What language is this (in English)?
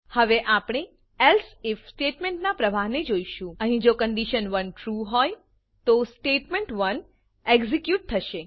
Gujarati